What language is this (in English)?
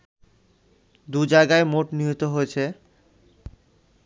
Bangla